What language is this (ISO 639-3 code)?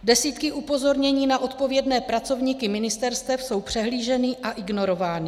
ces